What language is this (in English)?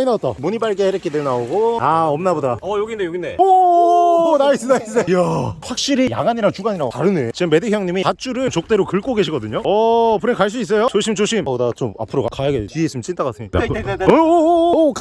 Korean